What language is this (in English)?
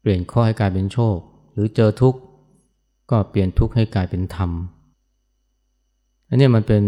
Thai